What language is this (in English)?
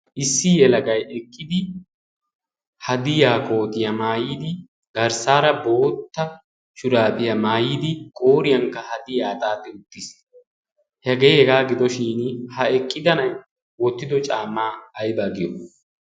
Wolaytta